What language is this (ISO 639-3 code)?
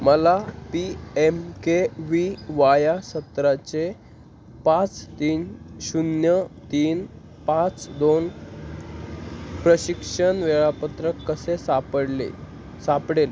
mar